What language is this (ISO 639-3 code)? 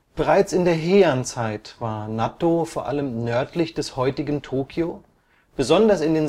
deu